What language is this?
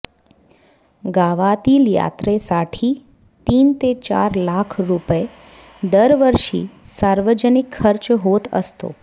Marathi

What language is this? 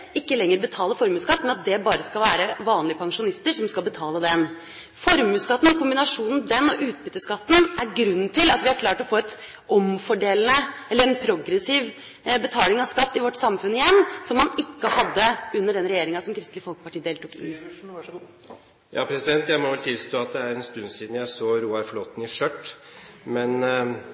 Norwegian Bokmål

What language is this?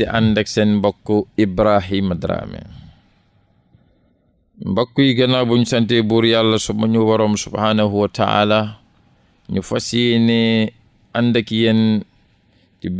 French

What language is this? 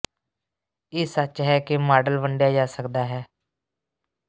Punjabi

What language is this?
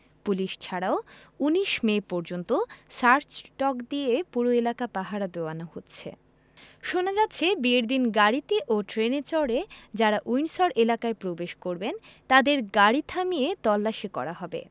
Bangla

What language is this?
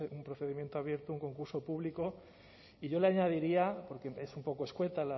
Spanish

